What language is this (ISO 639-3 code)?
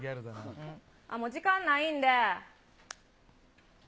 jpn